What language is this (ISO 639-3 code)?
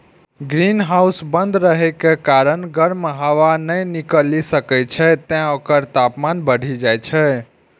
mai